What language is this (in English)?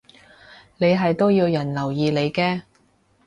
Cantonese